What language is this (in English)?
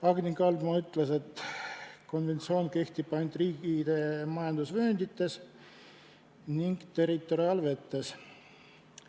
Estonian